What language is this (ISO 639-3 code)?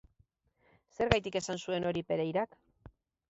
eus